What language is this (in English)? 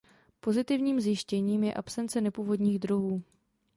Czech